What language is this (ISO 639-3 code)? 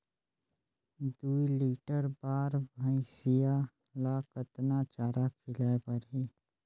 hne